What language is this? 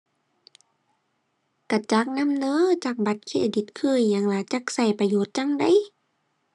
Thai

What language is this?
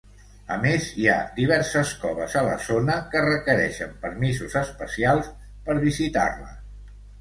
Catalan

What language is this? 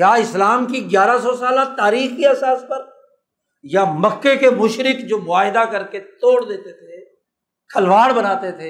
Urdu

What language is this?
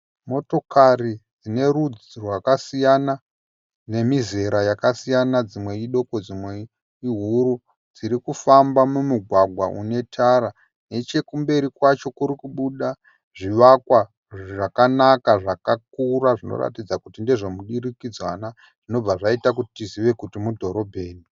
Shona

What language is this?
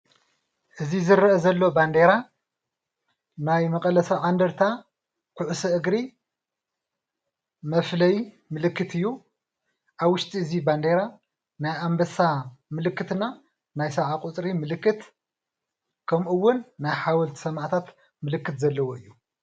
Tigrinya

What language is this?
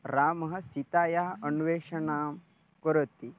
Sanskrit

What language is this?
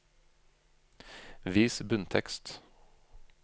Norwegian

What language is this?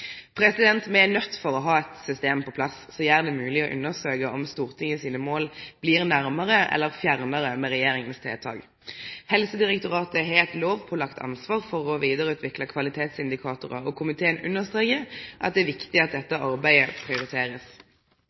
Norwegian Nynorsk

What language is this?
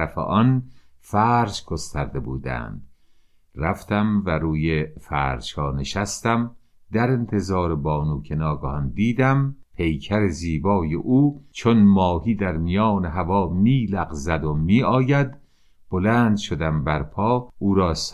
Persian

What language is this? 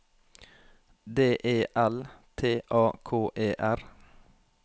Norwegian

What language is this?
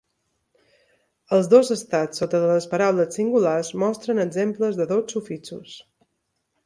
Catalan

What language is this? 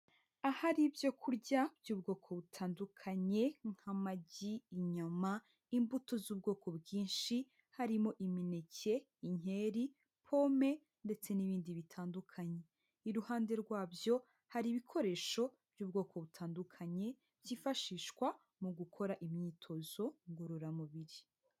Kinyarwanda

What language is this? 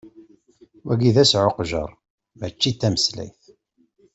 Kabyle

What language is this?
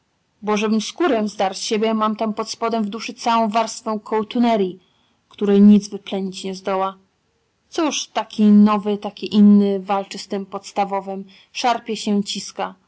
Polish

